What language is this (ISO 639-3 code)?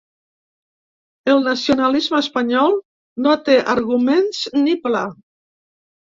cat